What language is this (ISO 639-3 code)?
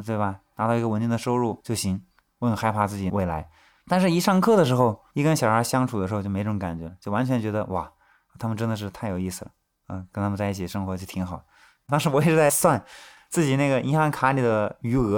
zho